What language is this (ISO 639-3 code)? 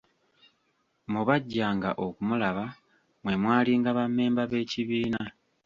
lug